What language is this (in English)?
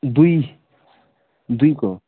Nepali